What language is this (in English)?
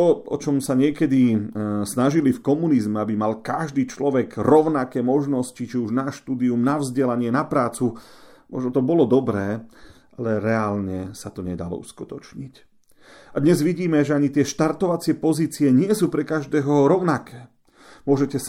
Slovak